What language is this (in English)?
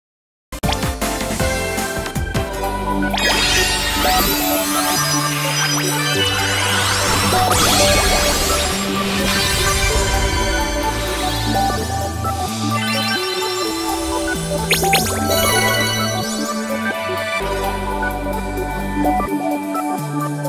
Japanese